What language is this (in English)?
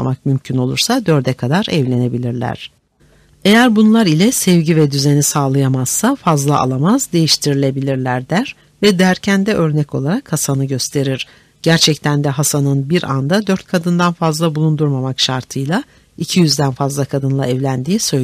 Turkish